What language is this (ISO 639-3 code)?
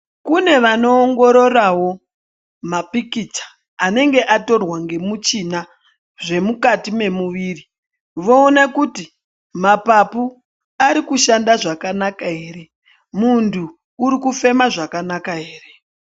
ndc